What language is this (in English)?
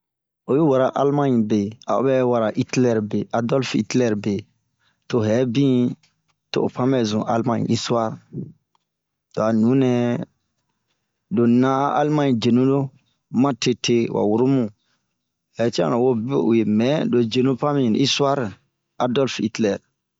Bomu